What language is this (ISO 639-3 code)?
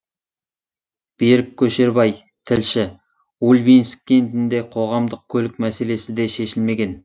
kaz